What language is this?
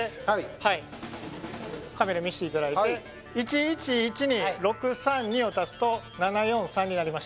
Japanese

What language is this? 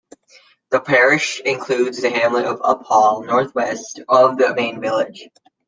English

